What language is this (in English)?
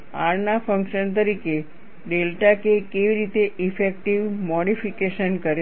Gujarati